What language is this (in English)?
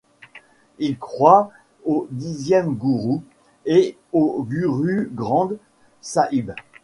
French